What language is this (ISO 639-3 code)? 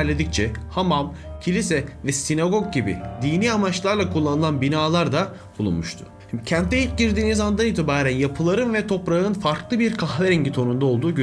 tur